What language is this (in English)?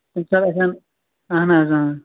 Kashmiri